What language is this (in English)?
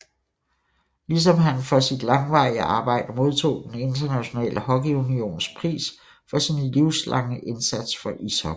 Danish